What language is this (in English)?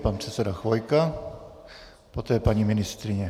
Czech